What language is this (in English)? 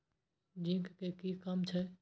Maithili